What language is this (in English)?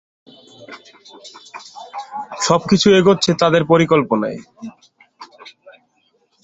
Bangla